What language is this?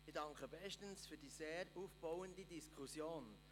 Swiss German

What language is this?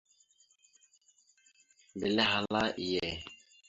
Mada (Cameroon)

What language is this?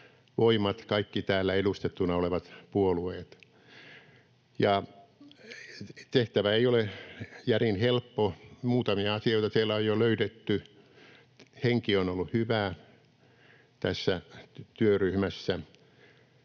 Finnish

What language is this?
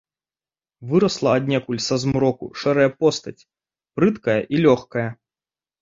Belarusian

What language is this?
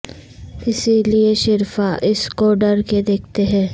Urdu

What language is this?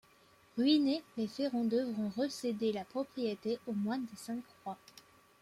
French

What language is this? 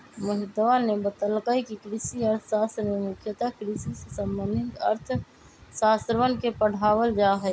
Magahi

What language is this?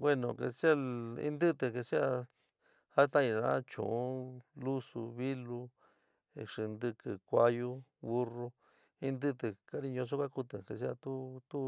San Miguel El Grande Mixtec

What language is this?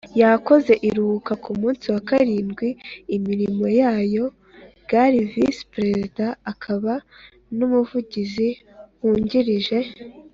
Kinyarwanda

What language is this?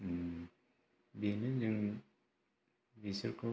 Bodo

